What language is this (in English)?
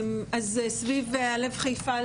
Hebrew